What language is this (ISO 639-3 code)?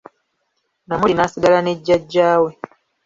lug